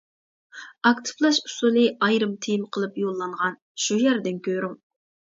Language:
Uyghur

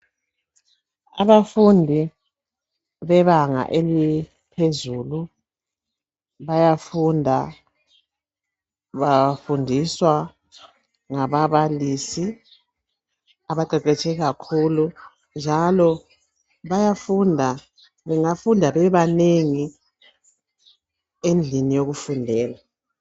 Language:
North Ndebele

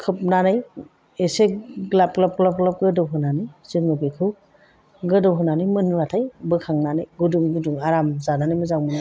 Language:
Bodo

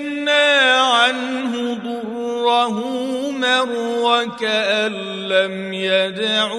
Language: Arabic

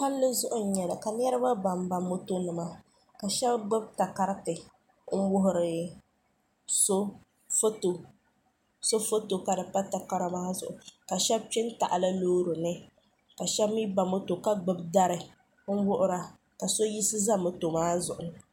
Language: Dagbani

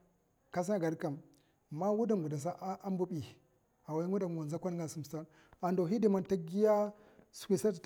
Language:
Mafa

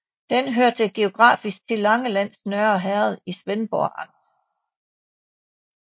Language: Danish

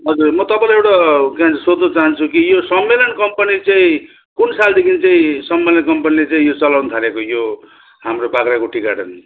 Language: Nepali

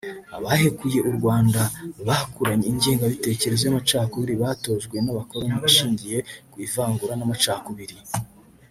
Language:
Kinyarwanda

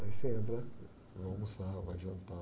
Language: Portuguese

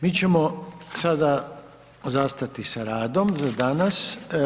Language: Croatian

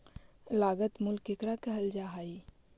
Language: Magahi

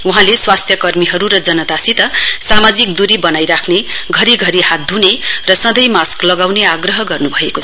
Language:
Nepali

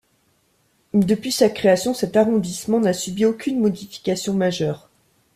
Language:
French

